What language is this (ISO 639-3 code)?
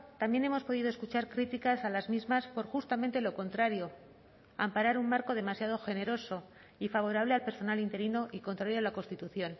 spa